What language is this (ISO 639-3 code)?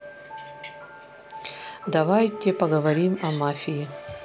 rus